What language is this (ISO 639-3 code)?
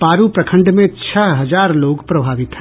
hin